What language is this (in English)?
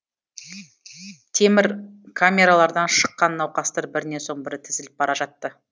Kazakh